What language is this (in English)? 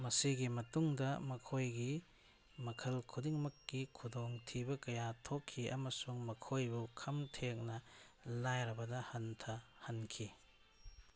Manipuri